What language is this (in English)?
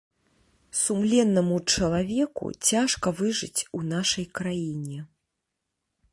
Belarusian